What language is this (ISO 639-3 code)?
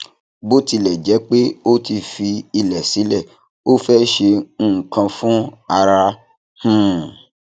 yor